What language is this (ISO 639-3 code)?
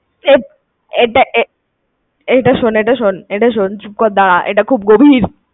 ben